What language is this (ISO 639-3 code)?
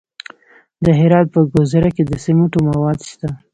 pus